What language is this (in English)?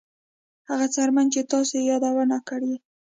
Pashto